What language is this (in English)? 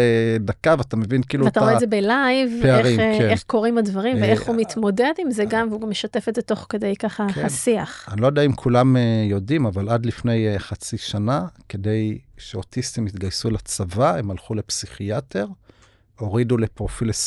Hebrew